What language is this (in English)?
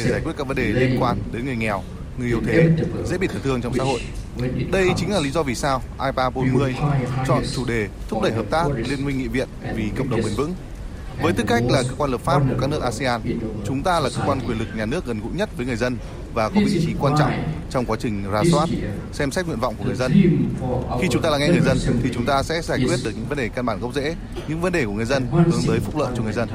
Vietnamese